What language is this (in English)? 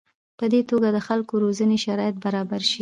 Pashto